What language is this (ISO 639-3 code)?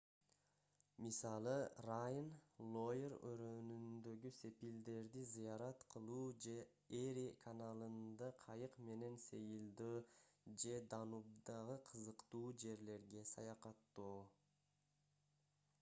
kir